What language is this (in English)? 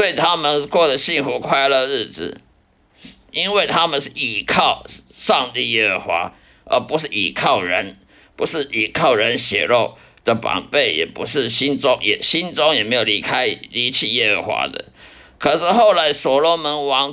Chinese